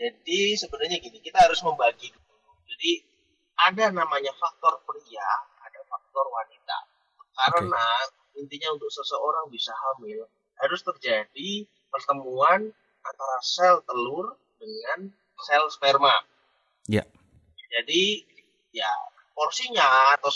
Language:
Indonesian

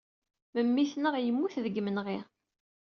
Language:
Kabyle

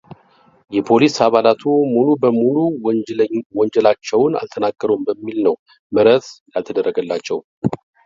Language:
Amharic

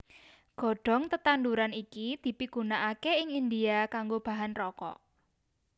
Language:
Javanese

